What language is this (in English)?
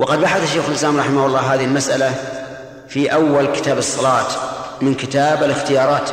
Arabic